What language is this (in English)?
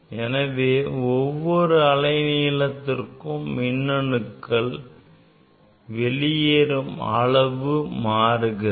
Tamil